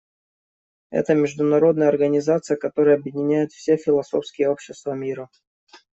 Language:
Russian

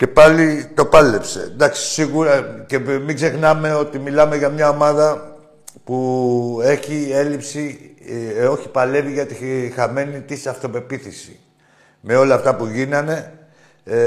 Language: Greek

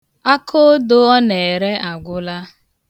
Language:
Igbo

